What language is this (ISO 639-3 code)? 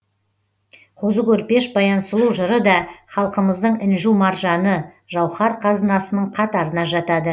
kaz